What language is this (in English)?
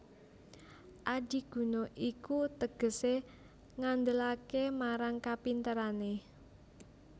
Javanese